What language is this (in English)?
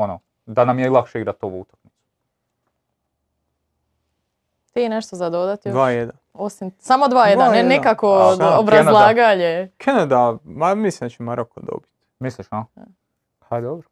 Croatian